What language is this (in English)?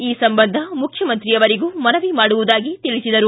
Kannada